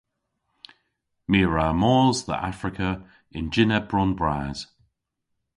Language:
Cornish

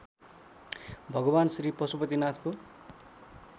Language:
Nepali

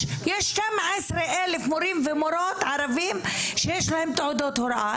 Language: Hebrew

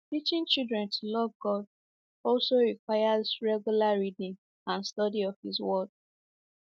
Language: Igbo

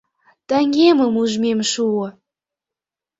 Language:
Mari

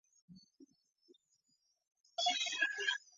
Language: Chinese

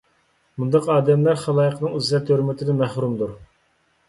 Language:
Uyghur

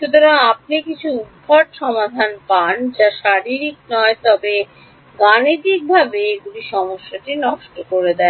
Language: Bangla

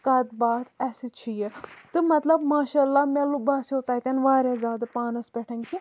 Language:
Kashmiri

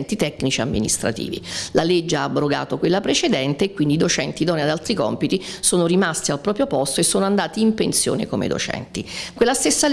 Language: Italian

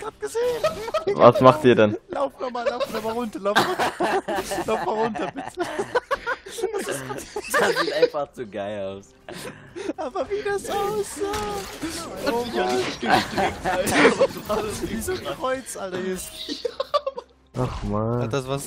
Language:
German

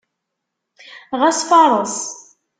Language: Kabyle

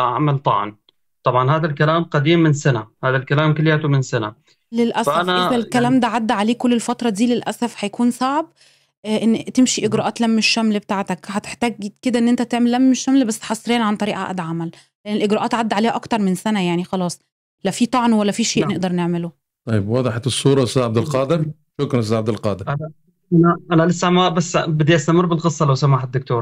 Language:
Arabic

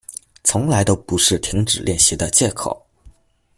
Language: Chinese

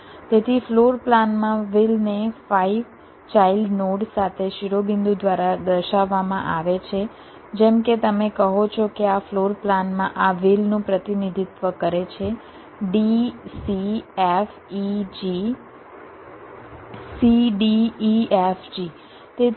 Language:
Gujarati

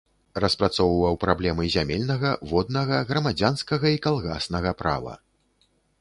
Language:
Belarusian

